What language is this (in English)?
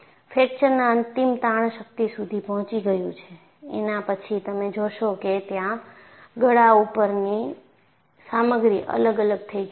Gujarati